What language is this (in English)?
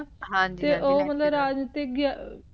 Punjabi